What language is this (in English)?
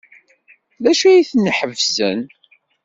Kabyle